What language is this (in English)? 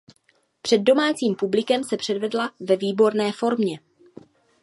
Czech